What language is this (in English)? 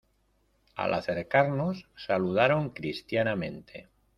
Spanish